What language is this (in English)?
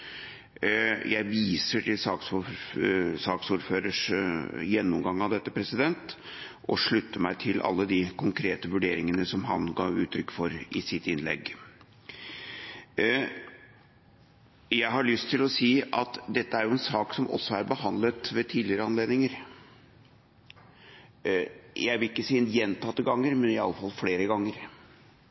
Norwegian Bokmål